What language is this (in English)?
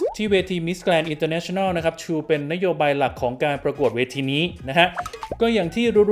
Thai